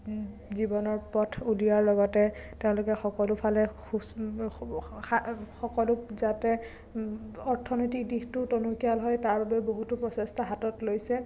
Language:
Assamese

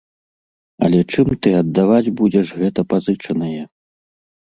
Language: Belarusian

